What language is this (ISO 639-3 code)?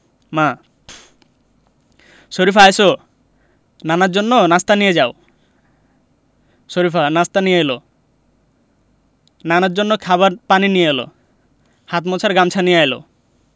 ben